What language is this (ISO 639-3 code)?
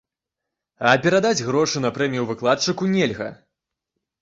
bel